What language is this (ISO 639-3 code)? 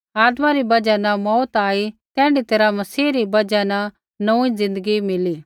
kfx